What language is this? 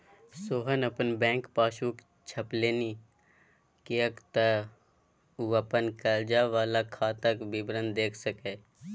Maithili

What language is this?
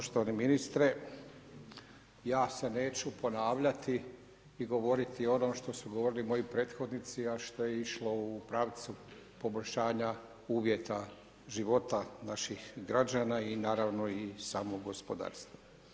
Croatian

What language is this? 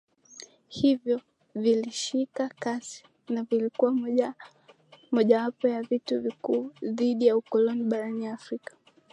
Swahili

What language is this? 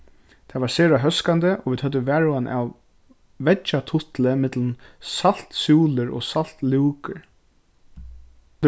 Faroese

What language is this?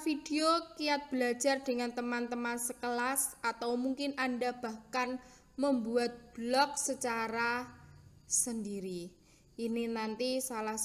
Indonesian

